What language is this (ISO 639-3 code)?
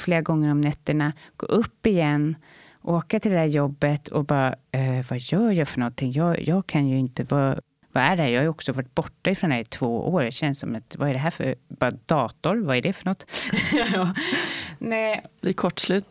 swe